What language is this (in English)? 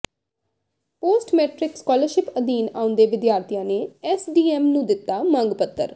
Punjabi